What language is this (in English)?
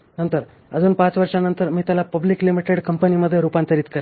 Marathi